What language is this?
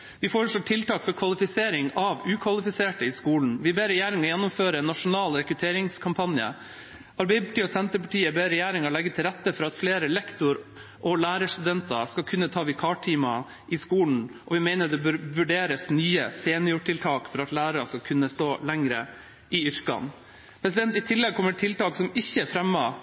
Norwegian Bokmål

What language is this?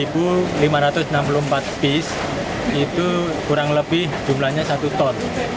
Indonesian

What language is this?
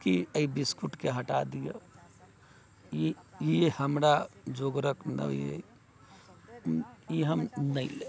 Maithili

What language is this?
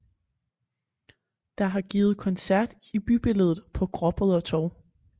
Danish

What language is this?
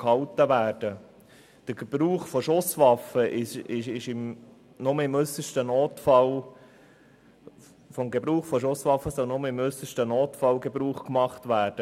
Swiss German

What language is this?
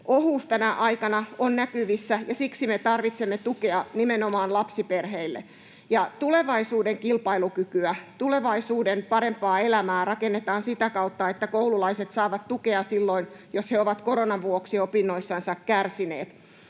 Finnish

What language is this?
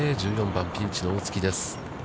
Japanese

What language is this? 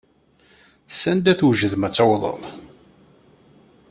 Kabyle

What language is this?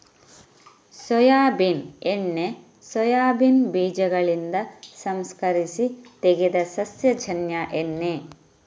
Kannada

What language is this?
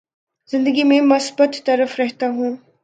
Urdu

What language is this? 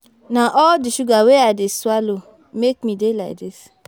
Nigerian Pidgin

